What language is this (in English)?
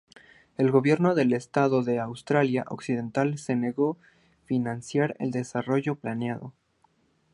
Spanish